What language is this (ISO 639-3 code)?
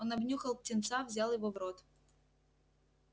rus